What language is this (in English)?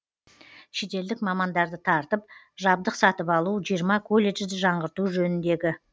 Kazakh